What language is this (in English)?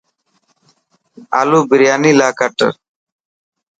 Dhatki